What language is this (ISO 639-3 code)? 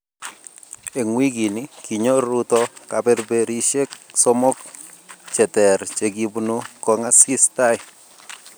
kln